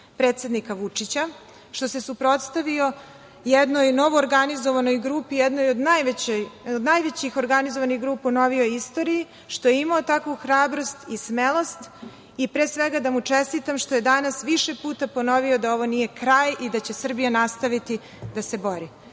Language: Serbian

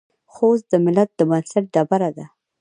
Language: Pashto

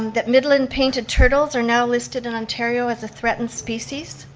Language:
English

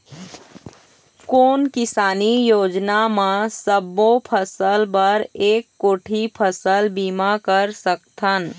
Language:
Chhattisgarhi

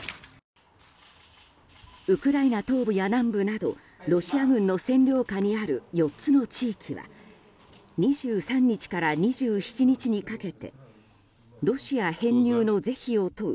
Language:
Japanese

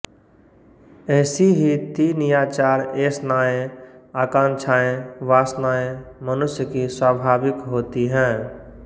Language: Hindi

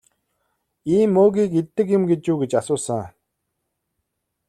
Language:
Mongolian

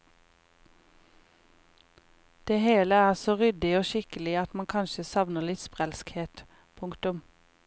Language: Norwegian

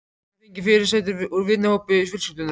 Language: Icelandic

